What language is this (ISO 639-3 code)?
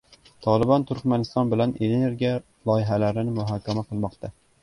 uzb